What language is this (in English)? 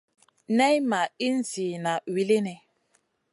Masana